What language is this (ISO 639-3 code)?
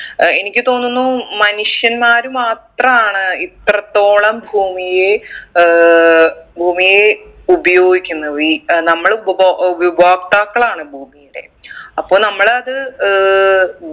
mal